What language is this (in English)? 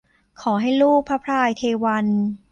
Thai